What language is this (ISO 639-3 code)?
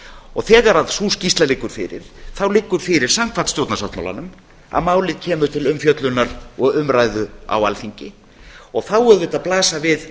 isl